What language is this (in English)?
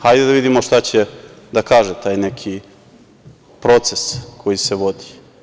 Serbian